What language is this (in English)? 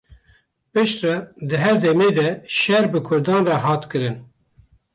Kurdish